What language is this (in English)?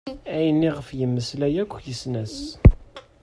Kabyle